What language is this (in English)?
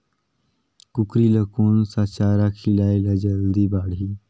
Chhattisgarhi